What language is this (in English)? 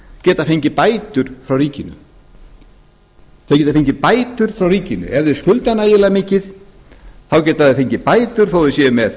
Icelandic